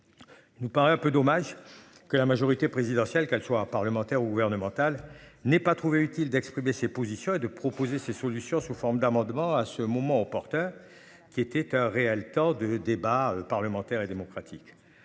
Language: French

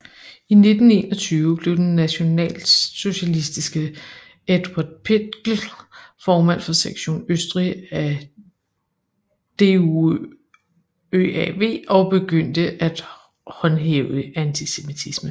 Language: Danish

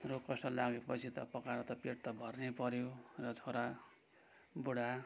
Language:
Nepali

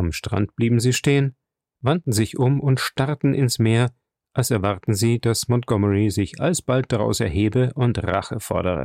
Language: German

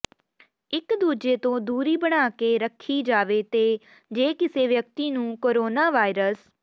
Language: Punjabi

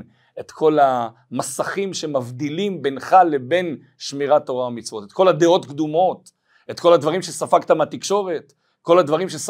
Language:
Hebrew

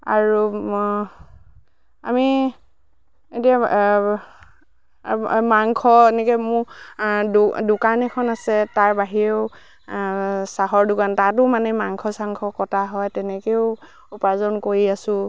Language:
Assamese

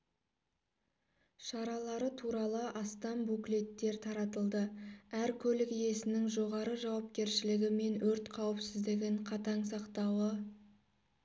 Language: Kazakh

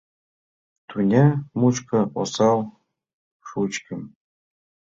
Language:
Mari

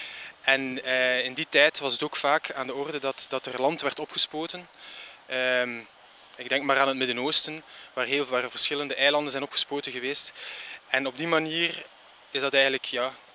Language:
Dutch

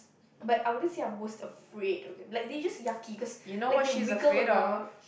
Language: English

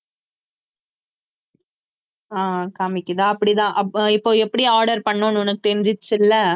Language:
Tamil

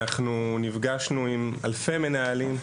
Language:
Hebrew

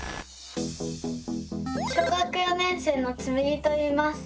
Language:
Japanese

